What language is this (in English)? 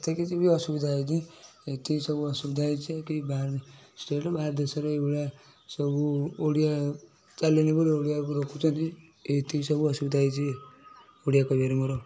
Odia